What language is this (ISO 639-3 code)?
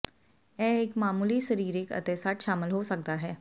pan